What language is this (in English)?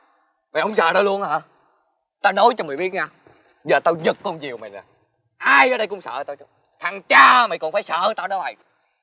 Vietnamese